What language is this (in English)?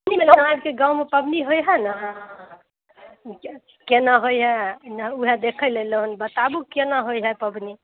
Maithili